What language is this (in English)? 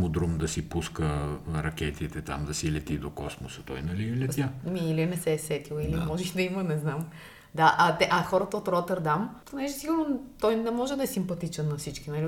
Bulgarian